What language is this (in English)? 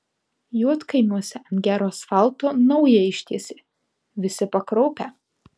Lithuanian